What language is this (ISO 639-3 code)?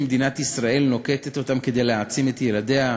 heb